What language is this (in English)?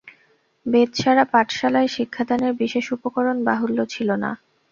Bangla